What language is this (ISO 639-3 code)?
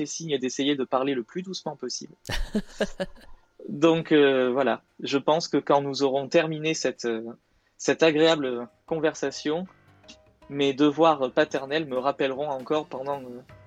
fra